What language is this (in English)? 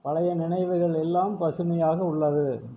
Tamil